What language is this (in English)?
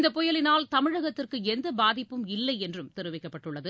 Tamil